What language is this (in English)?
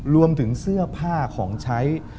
Thai